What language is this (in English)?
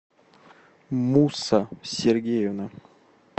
Russian